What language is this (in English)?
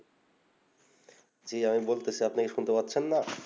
Bangla